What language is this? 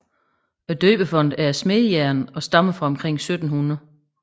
Danish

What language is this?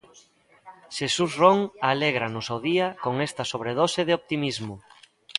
Galician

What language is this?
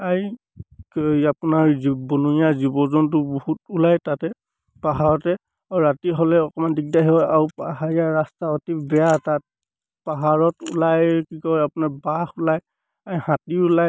Assamese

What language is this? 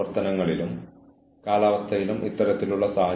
Malayalam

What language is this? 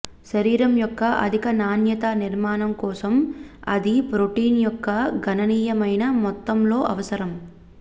Telugu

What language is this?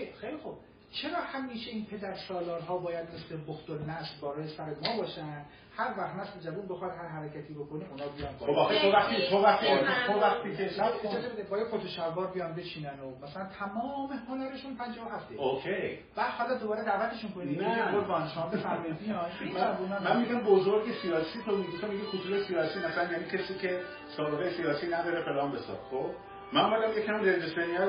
Persian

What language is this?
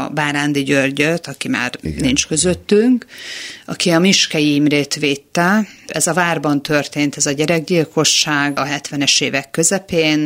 Hungarian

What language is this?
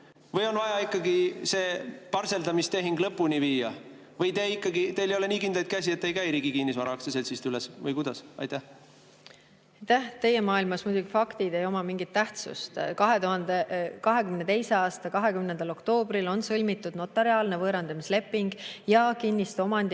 Estonian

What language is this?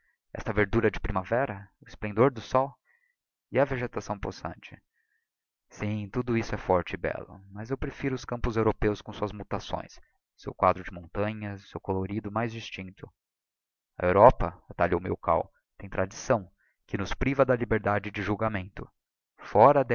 Portuguese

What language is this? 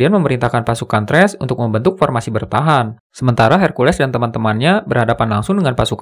Indonesian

